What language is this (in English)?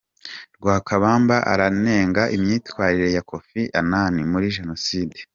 Kinyarwanda